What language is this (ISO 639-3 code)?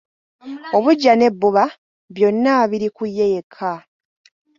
lug